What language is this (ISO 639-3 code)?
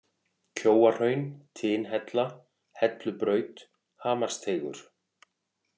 isl